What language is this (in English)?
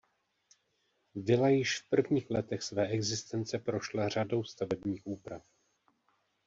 Czech